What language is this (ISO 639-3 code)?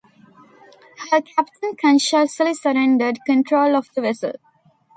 eng